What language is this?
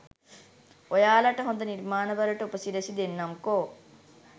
Sinhala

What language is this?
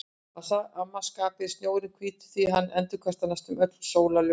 Icelandic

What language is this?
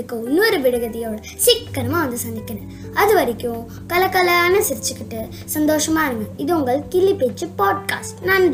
Tamil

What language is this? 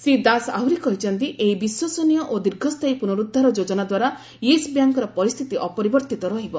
Odia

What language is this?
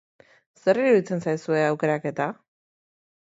Basque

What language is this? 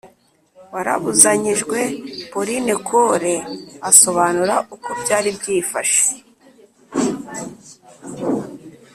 Kinyarwanda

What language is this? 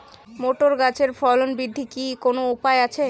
Bangla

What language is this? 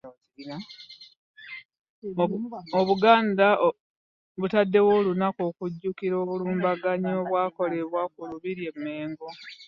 Ganda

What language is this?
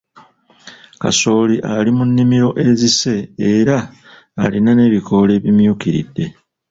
Ganda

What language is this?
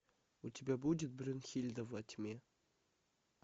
Russian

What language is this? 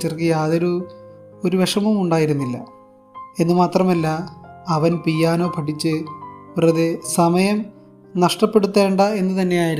Malayalam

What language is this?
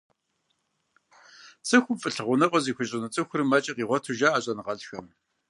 Kabardian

